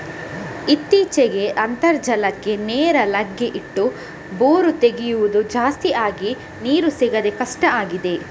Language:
Kannada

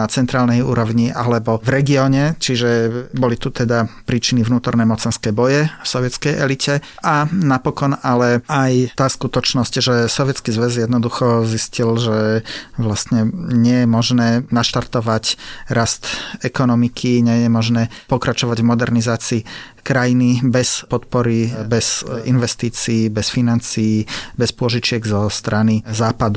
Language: Slovak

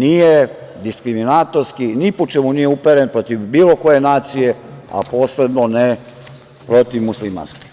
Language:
Serbian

